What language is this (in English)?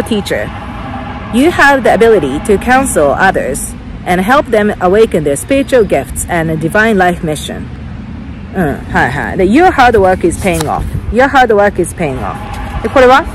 Japanese